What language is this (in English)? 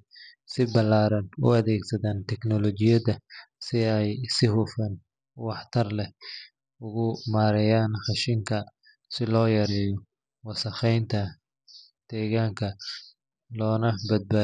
Somali